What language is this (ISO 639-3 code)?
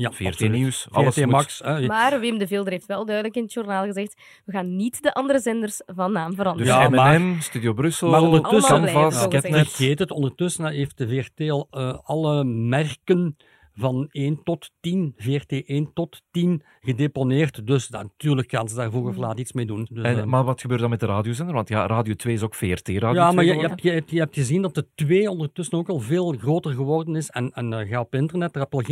nld